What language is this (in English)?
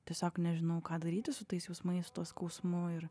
Lithuanian